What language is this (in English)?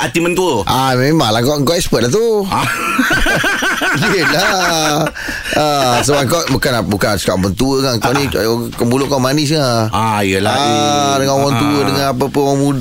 Malay